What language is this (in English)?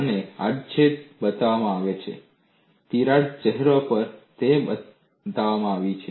Gujarati